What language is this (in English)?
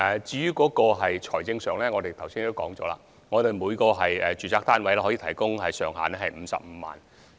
Cantonese